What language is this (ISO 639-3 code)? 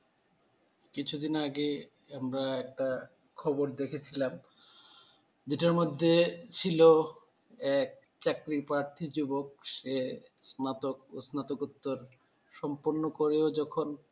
ben